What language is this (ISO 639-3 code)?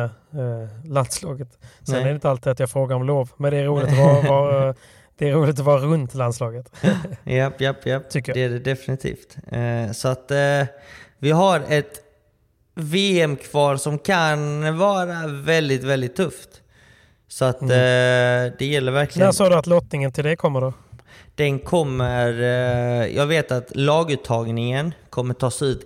swe